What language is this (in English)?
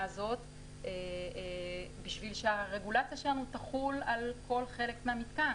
Hebrew